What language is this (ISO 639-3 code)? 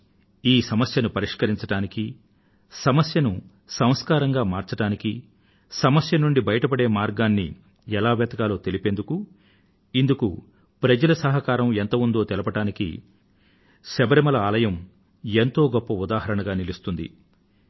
tel